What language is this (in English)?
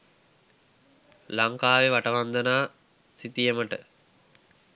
Sinhala